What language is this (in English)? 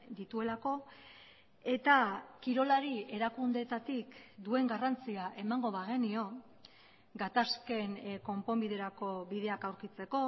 Basque